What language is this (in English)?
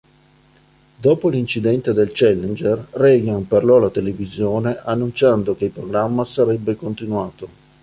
Italian